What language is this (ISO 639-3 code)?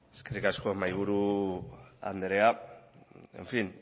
eus